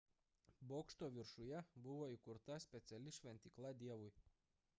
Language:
Lithuanian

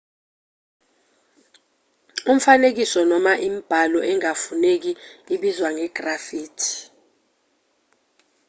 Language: Zulu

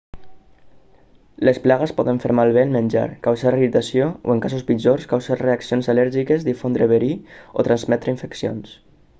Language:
Catalan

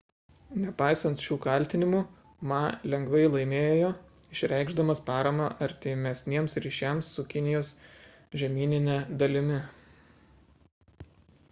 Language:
Lithuanian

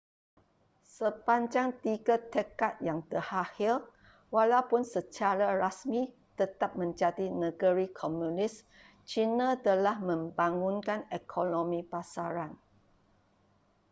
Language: Malay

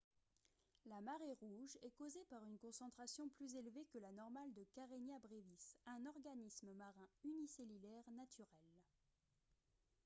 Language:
French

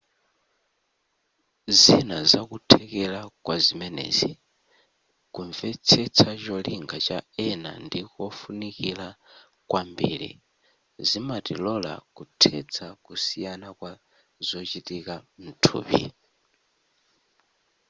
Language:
Nyanja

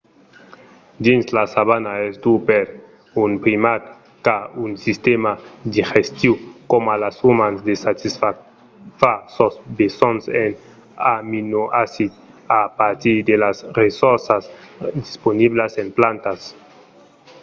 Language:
Occitan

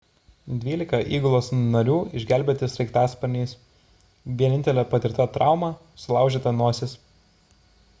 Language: Lithuanian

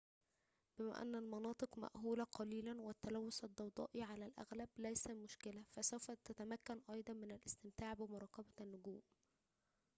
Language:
Arabic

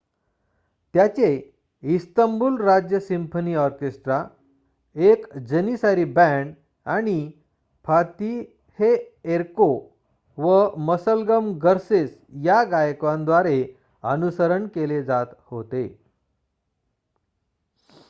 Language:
Marathi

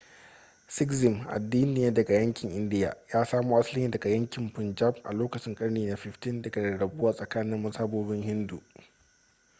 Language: Hausa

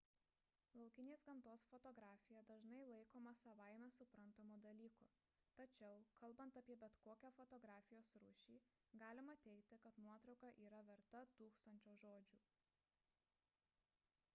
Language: Lithuanian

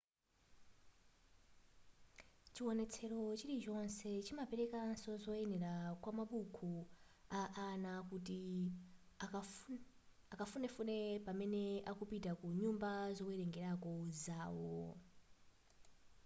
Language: Nyanja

